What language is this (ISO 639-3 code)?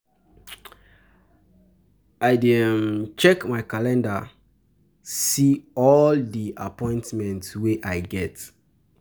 pcm